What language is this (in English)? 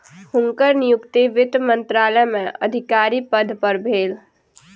Maithili